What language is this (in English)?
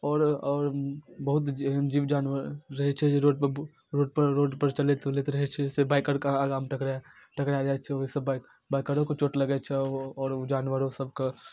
Maithili